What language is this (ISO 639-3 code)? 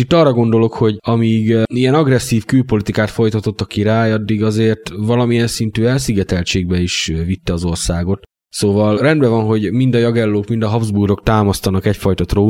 hun